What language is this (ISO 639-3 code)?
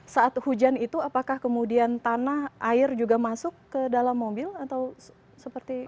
ind